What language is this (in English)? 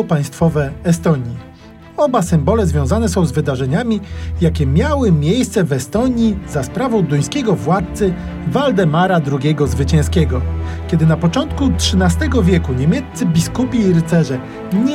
Polish